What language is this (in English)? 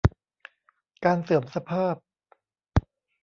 Thai